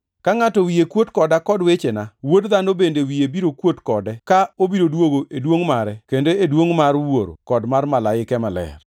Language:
Luo (Kenya and Tanzania)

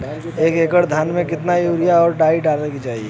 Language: Bhojpuri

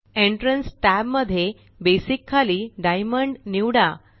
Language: Marathi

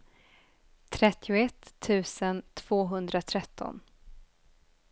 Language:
Swedish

